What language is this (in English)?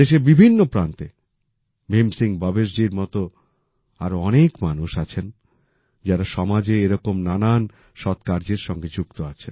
Bangla